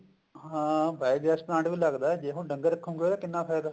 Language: Punjabi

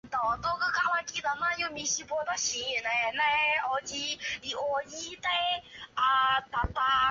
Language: Chinese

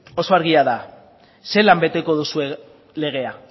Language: Basque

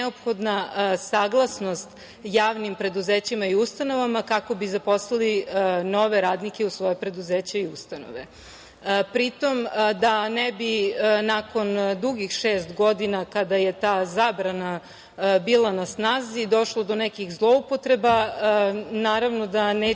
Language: Serbian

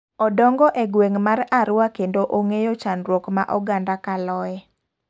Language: Luo (Kenya and Tanzania)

